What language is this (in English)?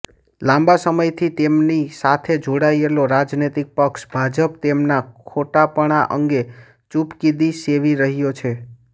Gujarati